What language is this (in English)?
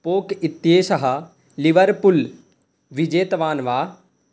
Sanskrit